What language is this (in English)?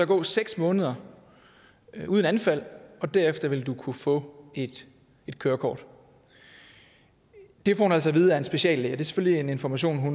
Danish